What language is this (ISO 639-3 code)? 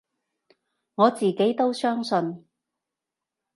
yue